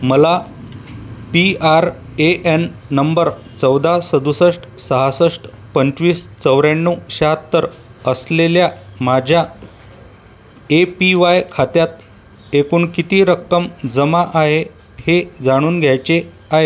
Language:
Marathi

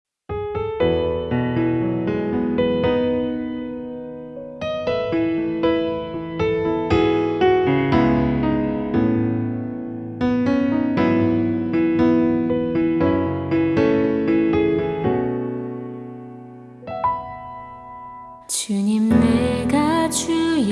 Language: Korean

